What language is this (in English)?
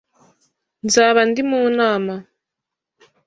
Kinyarwanda